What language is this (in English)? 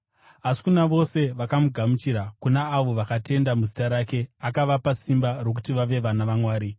Shona